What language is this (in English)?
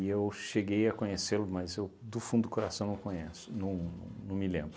Portuguese